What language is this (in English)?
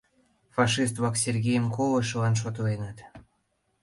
Mari